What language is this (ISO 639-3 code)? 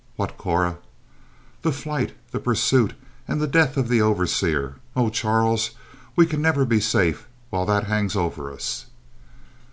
eng